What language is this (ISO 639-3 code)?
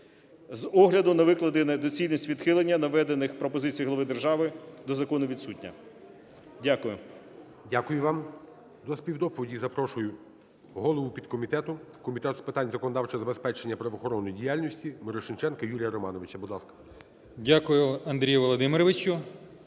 ukr